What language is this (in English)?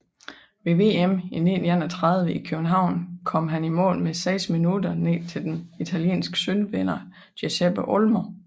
Danish